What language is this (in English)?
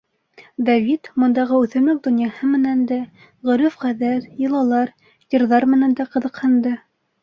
Bashkir